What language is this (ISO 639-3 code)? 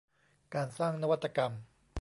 tha